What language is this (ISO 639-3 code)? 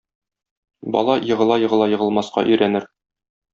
tat